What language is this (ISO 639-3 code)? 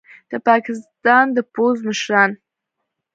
pus